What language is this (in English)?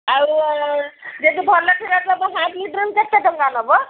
Odia